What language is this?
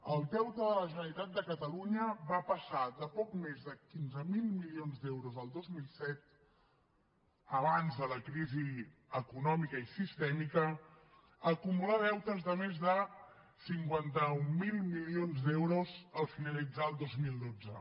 Catalan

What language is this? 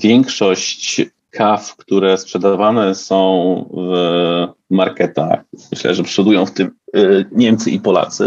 Polish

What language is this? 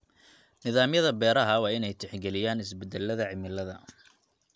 Somali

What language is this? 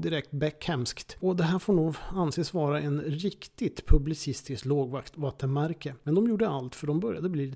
Swedish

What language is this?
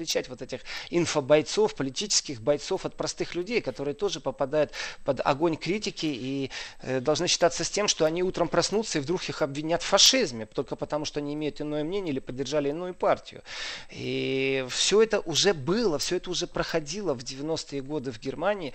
Russian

